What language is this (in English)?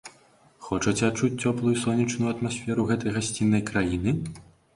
Belarusian